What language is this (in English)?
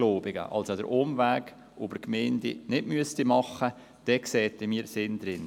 Swiss German